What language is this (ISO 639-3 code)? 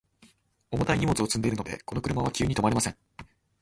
jpn